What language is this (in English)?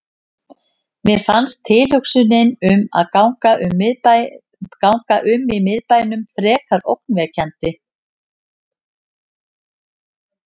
Icelandic